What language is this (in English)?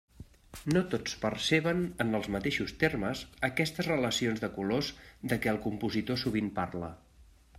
Catalan